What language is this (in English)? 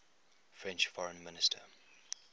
English